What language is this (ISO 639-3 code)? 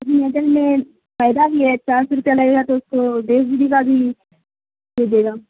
urd